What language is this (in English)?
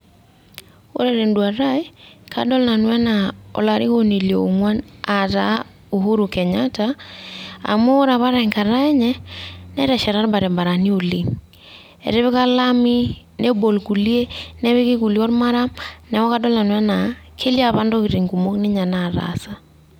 Masai